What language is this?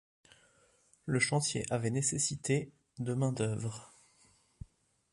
French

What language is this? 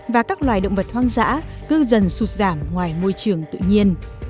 Vietnamese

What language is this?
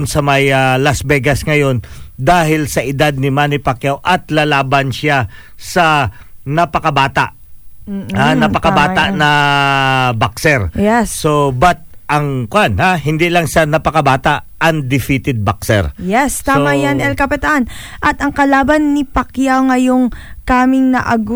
Filipino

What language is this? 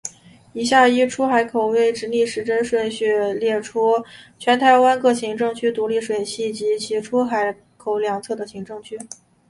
Chinese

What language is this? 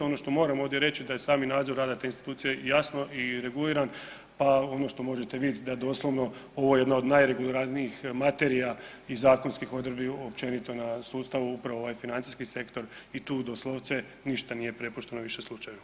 Croatian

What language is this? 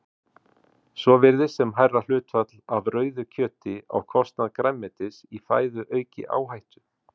Icelandic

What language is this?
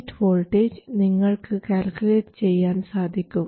Malayalam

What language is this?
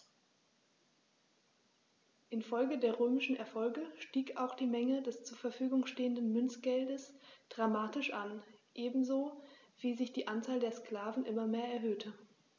German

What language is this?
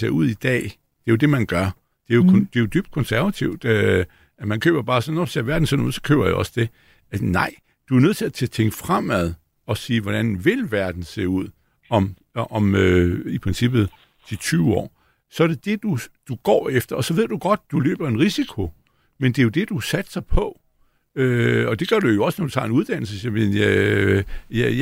Danish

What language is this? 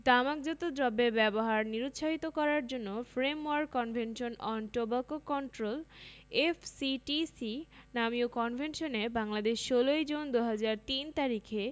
Bangla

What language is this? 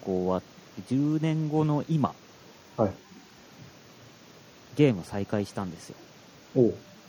Japanese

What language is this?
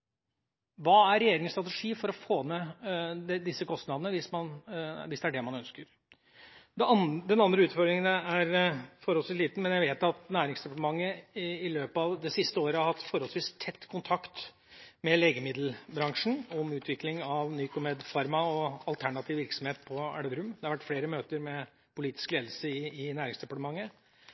Norwegian Bokmål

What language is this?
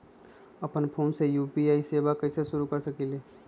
Magahi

